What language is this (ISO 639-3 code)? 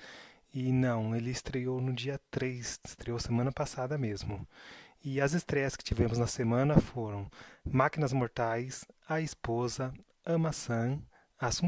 por